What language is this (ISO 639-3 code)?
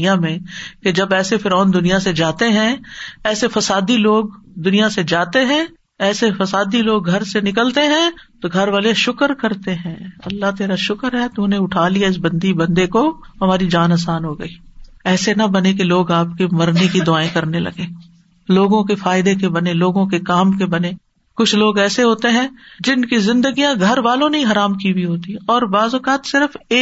urd